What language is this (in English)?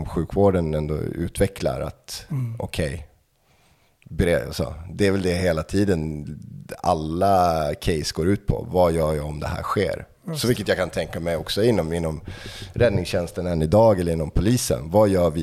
Swedish